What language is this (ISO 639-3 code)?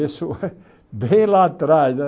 por